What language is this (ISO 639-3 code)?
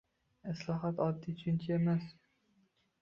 uzb